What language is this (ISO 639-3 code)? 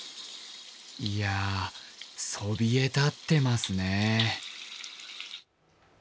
jpn